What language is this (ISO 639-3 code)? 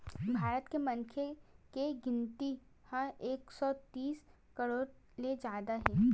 hne